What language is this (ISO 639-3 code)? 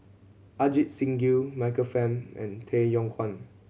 eng